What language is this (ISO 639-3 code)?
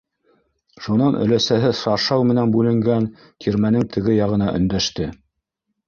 bak